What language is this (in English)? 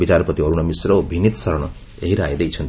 Odia